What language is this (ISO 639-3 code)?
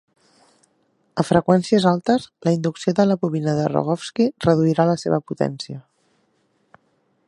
cat